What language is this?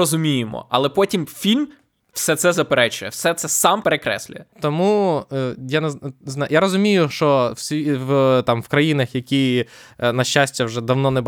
Ukrainian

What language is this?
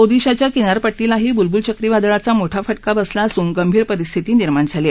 Marathi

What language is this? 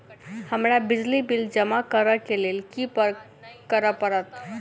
Maithili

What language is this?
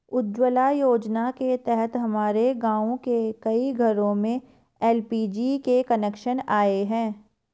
Hindi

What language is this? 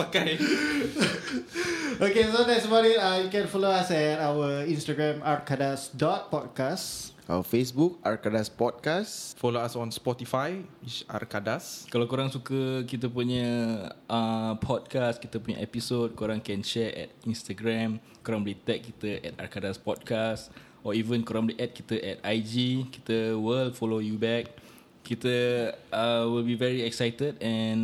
Malay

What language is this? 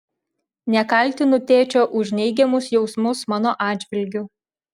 Lithuanian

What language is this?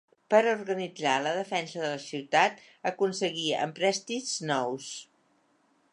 Catalan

